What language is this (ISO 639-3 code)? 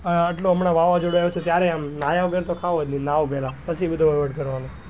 guj